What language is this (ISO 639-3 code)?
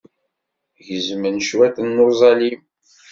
kab